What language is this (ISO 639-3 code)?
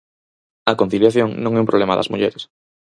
glg